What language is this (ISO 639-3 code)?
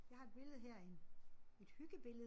dan